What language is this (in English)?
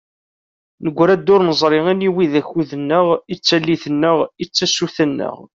Kabyle